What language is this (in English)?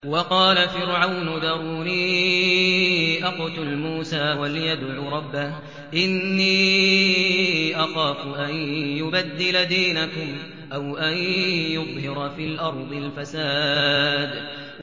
Arabic